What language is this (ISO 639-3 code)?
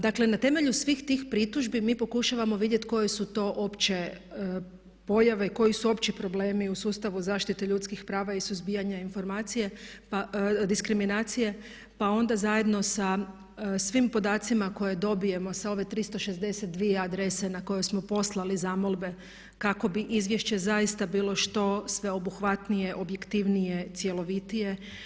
hrv